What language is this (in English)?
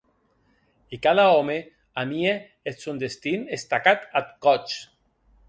Occitan